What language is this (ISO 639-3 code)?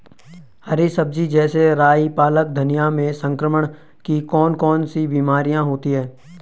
hin